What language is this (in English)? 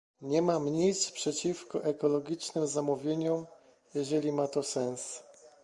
Polish